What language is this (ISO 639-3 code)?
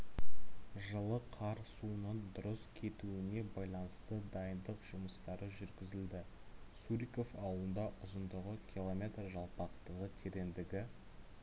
kaz